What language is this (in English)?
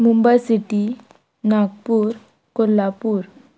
Konkani